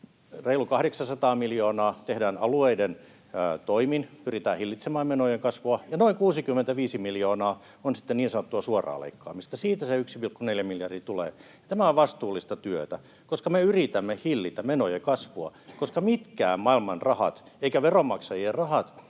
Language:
Finnish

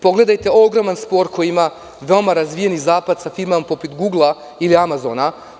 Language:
Serbian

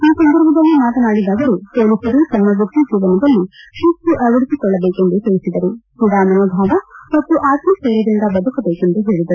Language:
Kannada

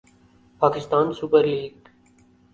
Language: Urdu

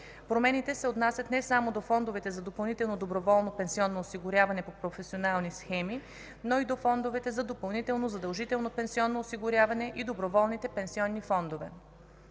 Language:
Bulgarian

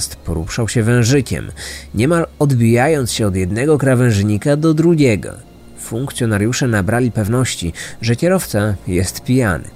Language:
Polish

